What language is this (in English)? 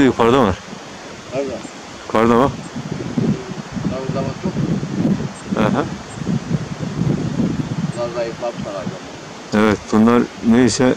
Turkish